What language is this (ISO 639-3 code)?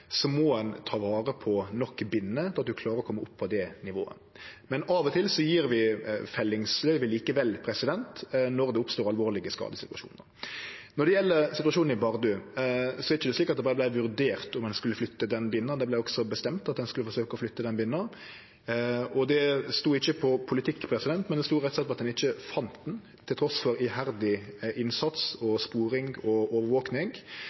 nno